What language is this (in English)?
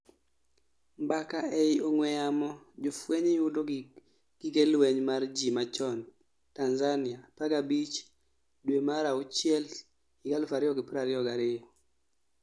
Luo (Kenya and Tanzania)